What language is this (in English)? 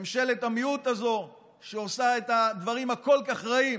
Hebrew